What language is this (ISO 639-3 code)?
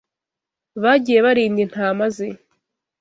kin